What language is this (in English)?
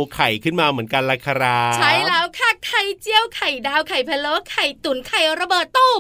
Thai